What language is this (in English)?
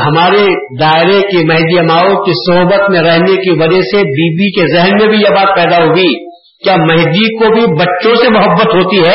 Urdu